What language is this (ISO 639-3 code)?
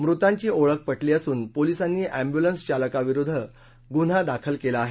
mar